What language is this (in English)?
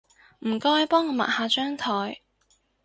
Cantonese